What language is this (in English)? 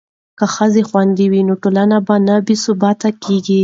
Pashto